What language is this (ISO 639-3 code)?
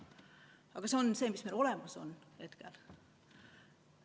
est